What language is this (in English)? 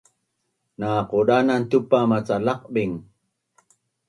Bunun